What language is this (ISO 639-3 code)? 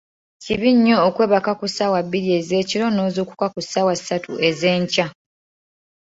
lug